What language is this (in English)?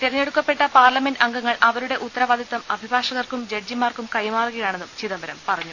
Malayalam